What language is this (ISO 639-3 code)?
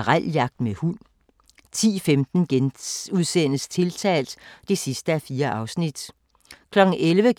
dan